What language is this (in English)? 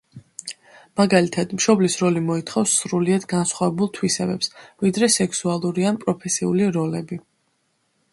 Georgian